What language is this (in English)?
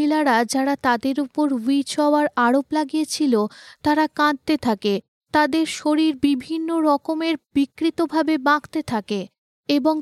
Bangla